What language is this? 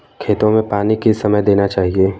Hindi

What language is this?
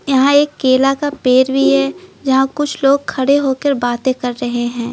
Hindi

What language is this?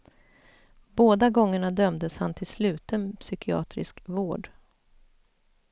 Swedish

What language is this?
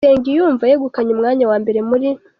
Kinyarwanda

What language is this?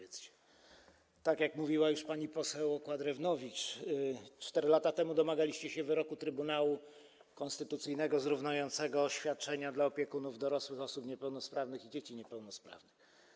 Polish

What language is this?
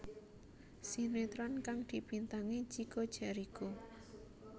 Javanese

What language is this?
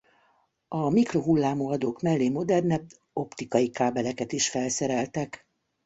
Hungarian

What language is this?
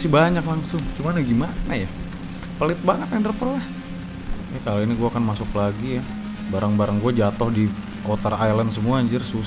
Indonesian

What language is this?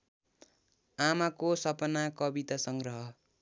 Nepali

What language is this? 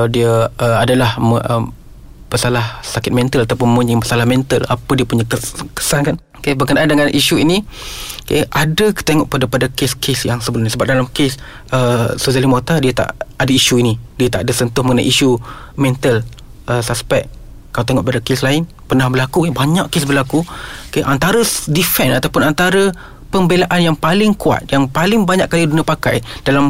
Malay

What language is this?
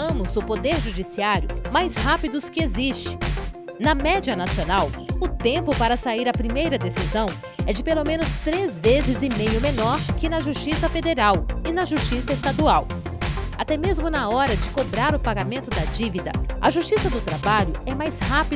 Portuguese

